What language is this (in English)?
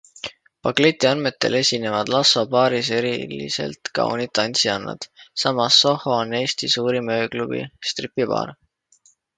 Estonian